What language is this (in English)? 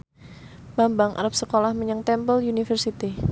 Javanese